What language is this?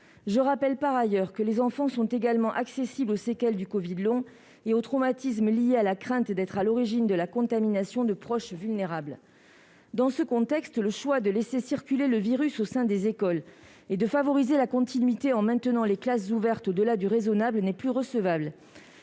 French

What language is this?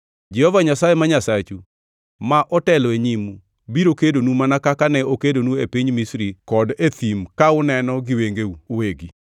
Luo (Kenya and Tanzania)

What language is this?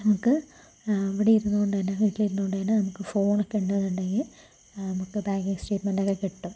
Malayalam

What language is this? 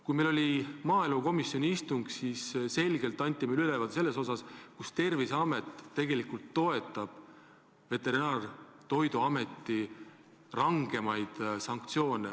Estonian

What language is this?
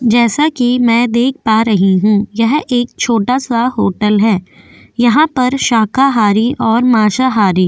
Hindi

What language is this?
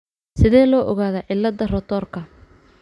Somali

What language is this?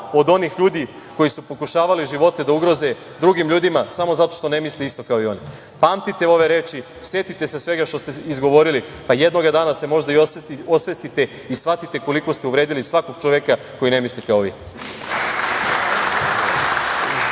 Serbian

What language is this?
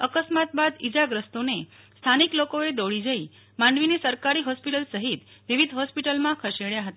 Gujarati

